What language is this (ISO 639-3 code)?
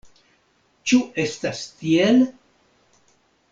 epo